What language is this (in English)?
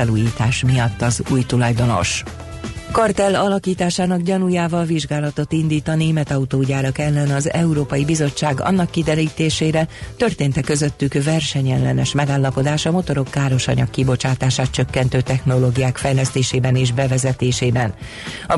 Hungarian